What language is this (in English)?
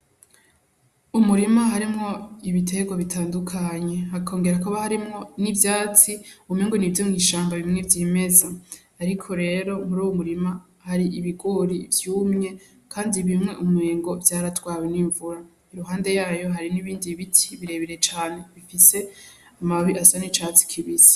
Rundi